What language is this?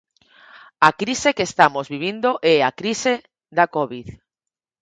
Galician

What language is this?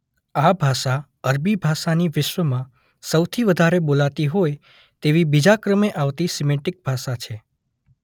Gujarati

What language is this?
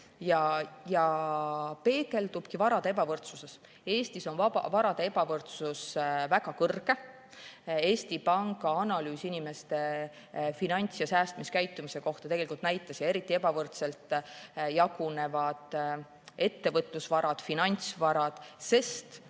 Estonian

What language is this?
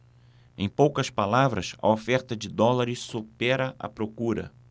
Portuguese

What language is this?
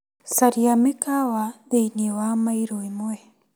Kikuyu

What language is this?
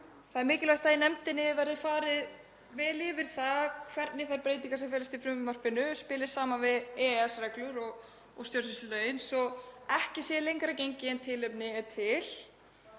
Icelandic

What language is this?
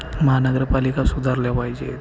Marathi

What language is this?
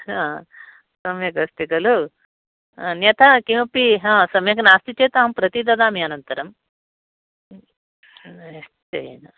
Sanskrit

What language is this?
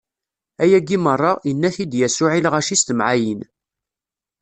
Kabyle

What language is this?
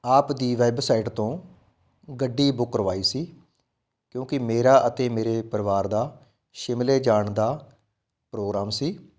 Punjabi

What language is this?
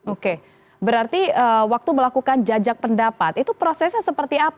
Indonesian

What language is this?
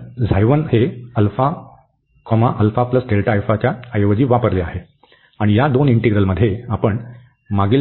Marathi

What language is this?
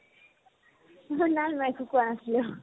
Assamese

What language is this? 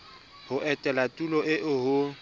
Southern Sotho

